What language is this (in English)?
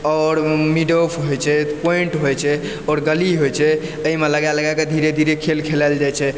Maithili